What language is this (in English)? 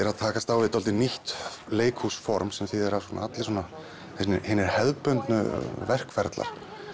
Icelandic